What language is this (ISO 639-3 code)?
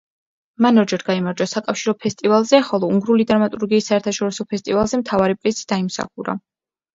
kat